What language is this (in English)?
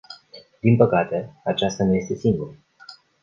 Romanian